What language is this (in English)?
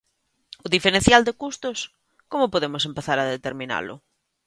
Galician